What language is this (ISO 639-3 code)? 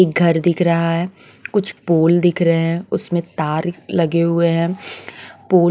hin